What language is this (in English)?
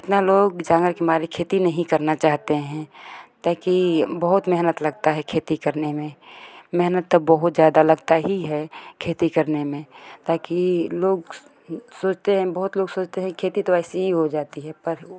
Hindi